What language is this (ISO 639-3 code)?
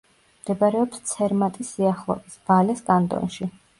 kat